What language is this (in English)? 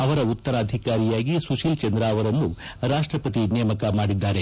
Kannada